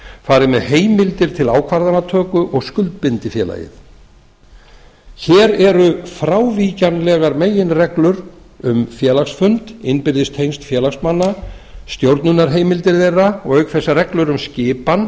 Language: Icelandic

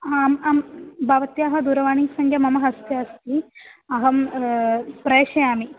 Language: Sanskrit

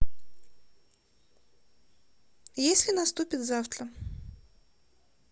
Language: Russian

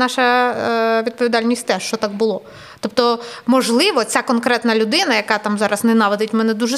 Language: Ukrainian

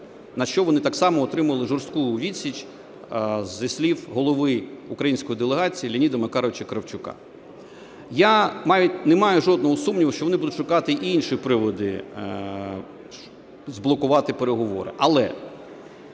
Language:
Ukrainian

